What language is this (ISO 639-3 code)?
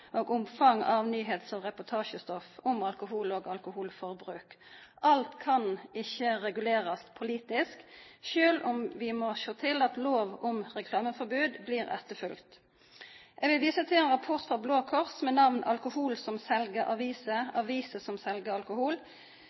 nno